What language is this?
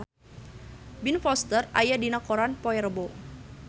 Sundanese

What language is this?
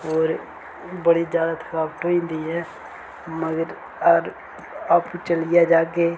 Dogri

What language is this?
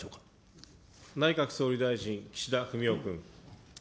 Japanese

